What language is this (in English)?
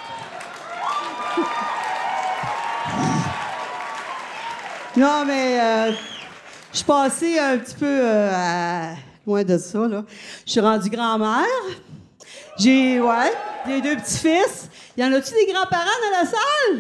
French